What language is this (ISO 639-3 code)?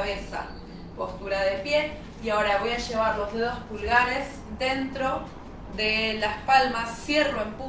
spa